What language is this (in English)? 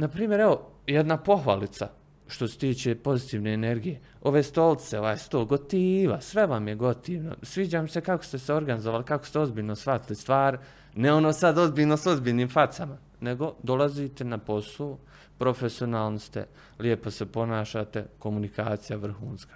Croatian